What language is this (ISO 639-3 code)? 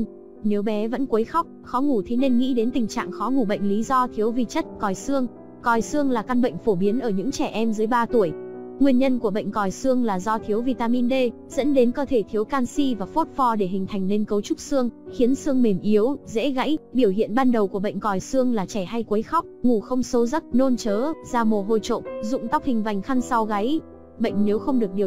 vie